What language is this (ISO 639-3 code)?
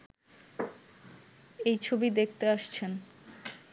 ben